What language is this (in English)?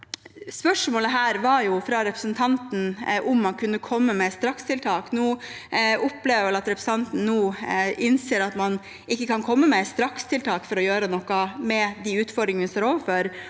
Norwegian